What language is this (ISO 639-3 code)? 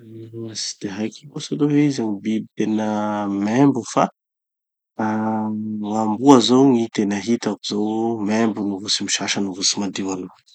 txy